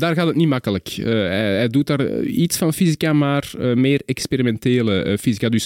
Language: Dutch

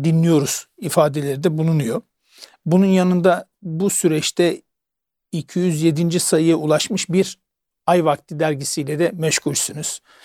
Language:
Turkish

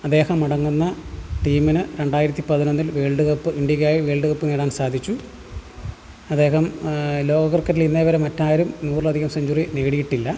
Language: Malayalam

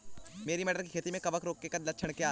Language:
Hindi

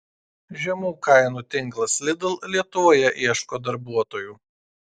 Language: Lithuanian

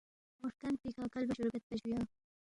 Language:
Balti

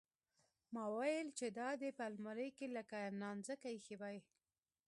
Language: Pashto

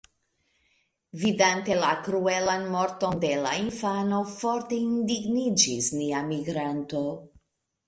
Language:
Esperanto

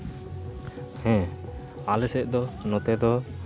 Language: Santali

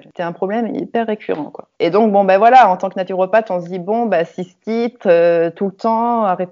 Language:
French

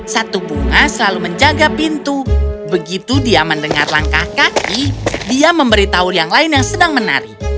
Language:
Indonesian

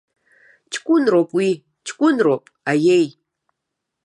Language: Abkhazian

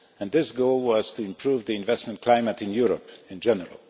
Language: English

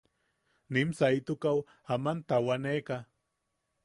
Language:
Yaqui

